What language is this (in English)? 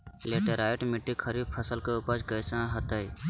Magahi